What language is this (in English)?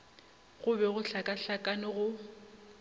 Northern Sotho